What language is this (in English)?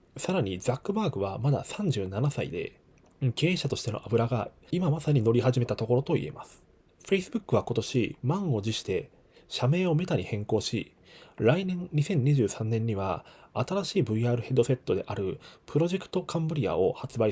Japanese